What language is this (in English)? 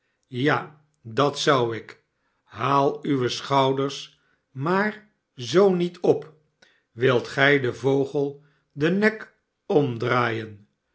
Dutch